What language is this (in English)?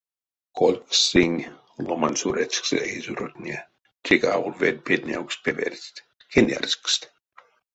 Erzya